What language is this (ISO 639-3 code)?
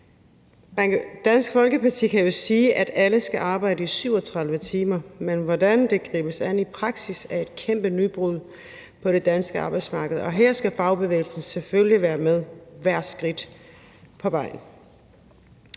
dan